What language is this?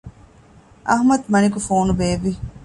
Divehi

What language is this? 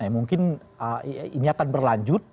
Indonesian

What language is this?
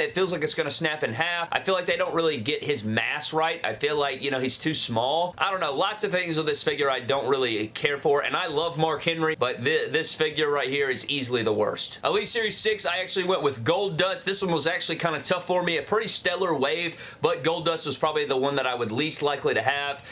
English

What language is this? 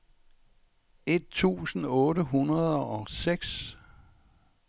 Danish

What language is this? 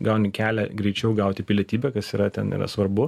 Lithuanian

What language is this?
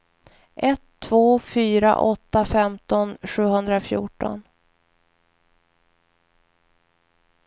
Swedish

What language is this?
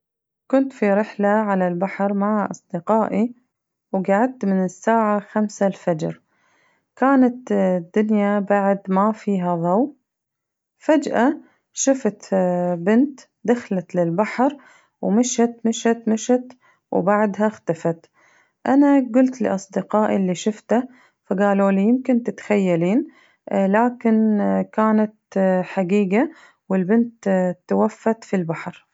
Najdi Arabic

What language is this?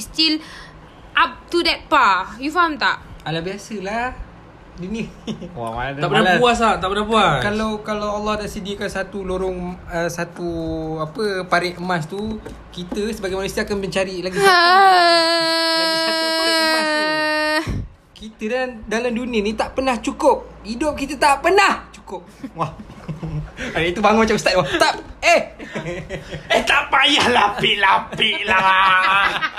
Malay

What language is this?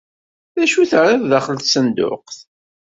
Kabyle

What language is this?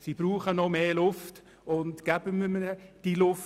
Swiss German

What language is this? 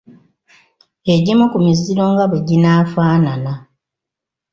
Ganda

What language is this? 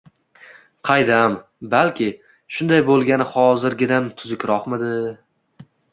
Uzbek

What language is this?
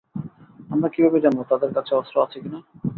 Bangla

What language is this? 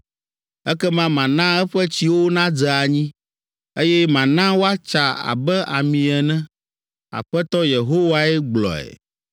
Ewe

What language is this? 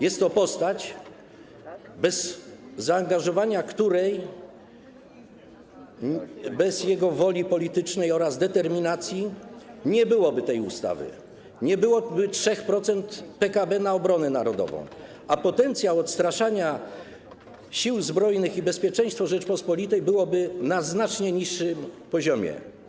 Polish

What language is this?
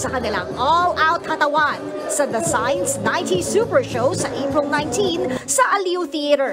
Filipino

